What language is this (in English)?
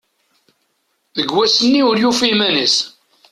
Kabyle